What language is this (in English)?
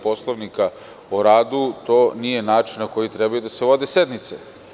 Serbian